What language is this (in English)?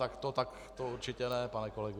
Czech